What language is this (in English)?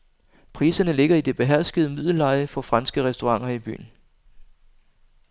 Danish